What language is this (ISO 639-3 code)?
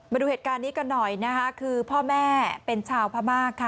tha